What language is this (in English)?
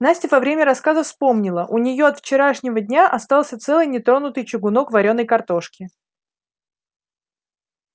Russian